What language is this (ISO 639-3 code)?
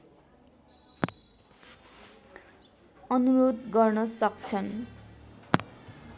nep